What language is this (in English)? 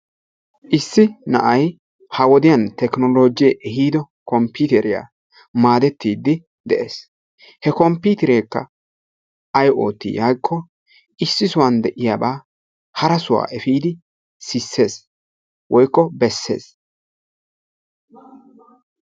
Wolaytta